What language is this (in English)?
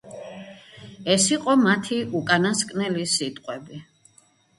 Georgian